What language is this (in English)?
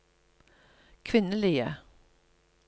Norwegian